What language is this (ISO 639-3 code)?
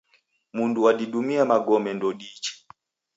dav